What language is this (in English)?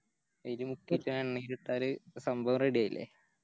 Malayalam